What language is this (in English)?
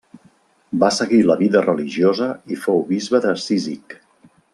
Catalan